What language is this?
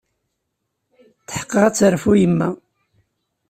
Kabyle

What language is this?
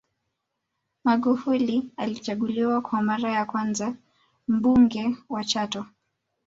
Swahili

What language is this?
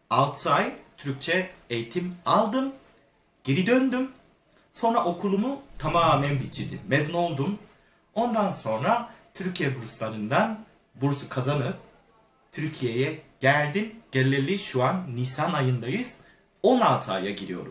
Turkish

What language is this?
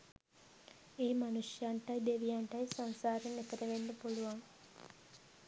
Sinhala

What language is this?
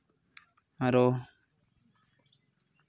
Santali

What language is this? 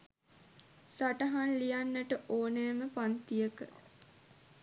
Sinhala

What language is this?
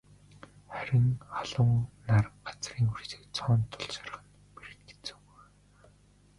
Mongolian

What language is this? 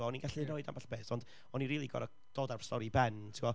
Welsh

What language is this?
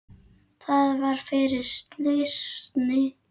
Icelandic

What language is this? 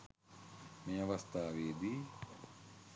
Sinhala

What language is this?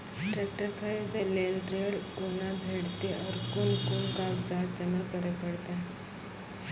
Maithili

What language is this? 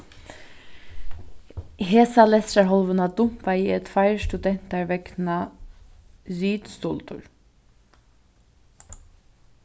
Faroese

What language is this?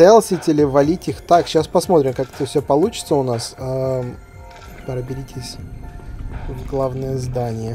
Russian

